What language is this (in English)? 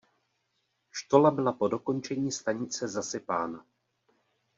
Czech